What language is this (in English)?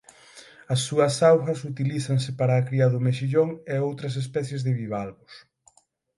Galician